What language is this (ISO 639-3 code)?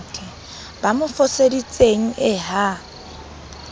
sot